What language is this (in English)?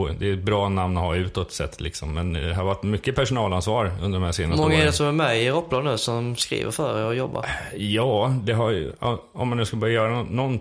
Swedish